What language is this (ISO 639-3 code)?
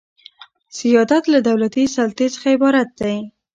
pus